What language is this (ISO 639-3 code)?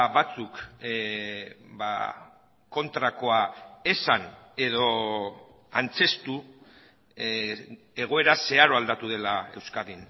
eus